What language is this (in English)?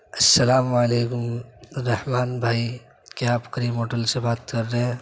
Urdu